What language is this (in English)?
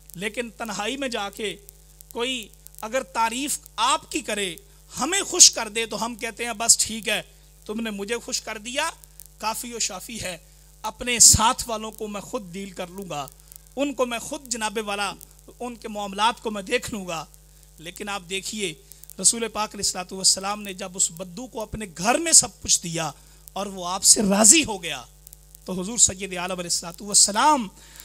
Hindi